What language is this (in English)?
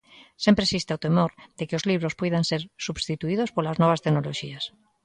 Galician